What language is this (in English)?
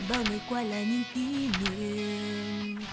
Vietnamese